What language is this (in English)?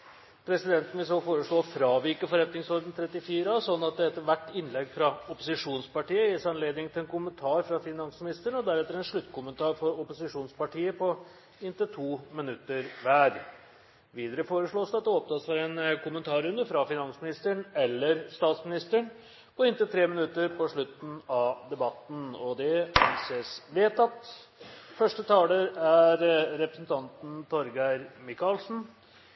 Norwegian Bokmål